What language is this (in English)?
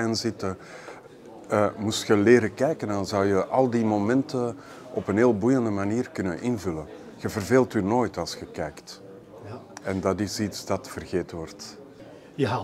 Dutch